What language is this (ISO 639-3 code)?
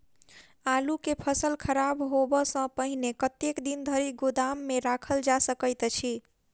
mai